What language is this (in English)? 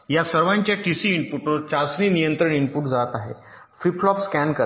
Marathi